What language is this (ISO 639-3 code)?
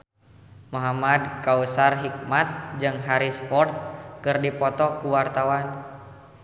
sun